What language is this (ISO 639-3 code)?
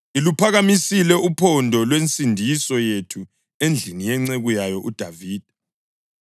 nde